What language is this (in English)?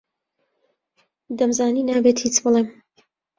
Central Kurdish